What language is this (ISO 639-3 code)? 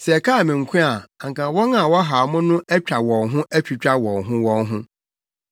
aka